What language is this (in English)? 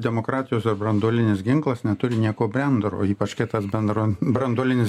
Lithuanian